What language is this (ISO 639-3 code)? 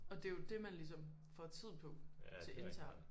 dan